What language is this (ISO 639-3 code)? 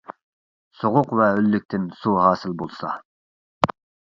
uig